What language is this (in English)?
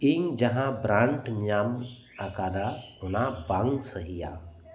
Santali